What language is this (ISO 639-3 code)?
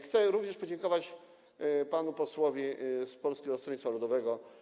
pol